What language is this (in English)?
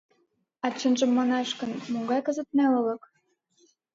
Mari